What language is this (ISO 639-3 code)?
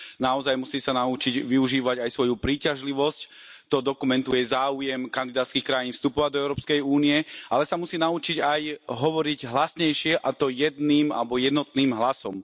slk